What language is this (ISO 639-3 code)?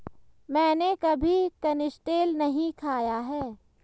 hin